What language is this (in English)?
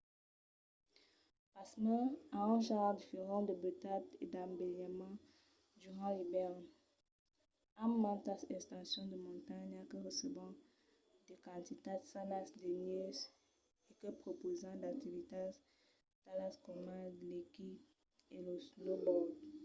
Occitan